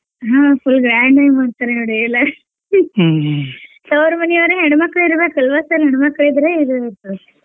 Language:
Kannada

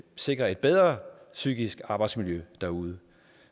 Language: Danish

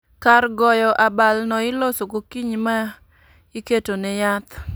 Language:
Luo (Kenya and Tanzania)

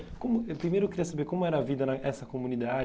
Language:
Portuguese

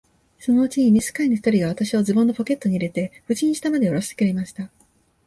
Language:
Japanese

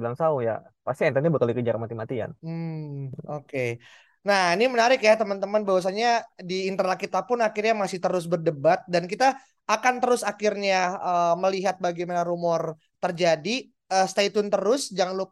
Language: Indonesian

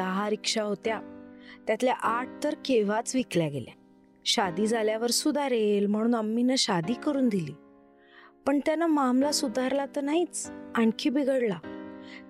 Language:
Marathi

